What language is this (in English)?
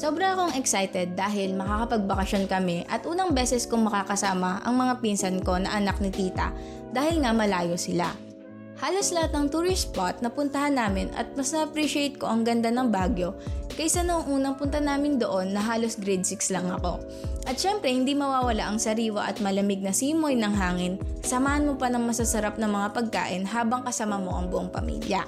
Filipino